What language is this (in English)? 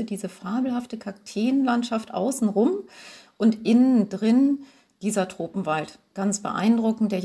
German